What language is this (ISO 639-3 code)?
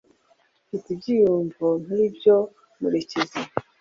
kin